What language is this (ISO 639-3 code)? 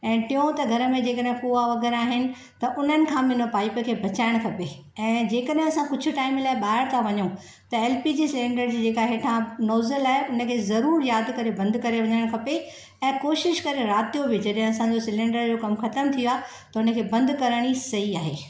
snd